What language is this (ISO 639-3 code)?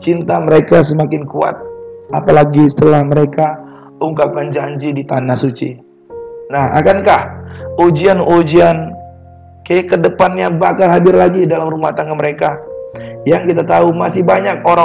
ind